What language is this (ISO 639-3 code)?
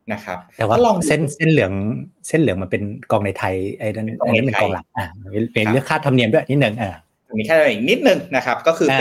tha